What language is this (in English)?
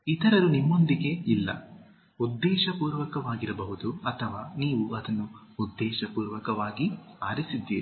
Kannada